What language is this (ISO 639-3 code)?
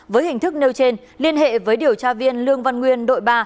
vie